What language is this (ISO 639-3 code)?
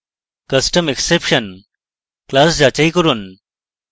ben